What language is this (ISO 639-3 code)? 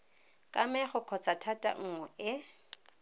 tsn